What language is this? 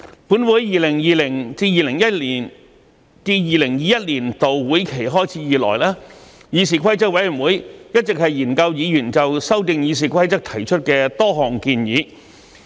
Cantonese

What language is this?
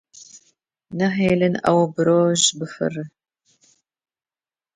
Kurdish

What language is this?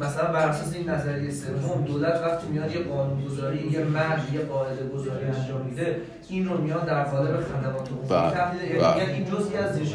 Persian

